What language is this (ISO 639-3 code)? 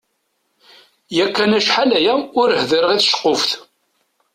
kab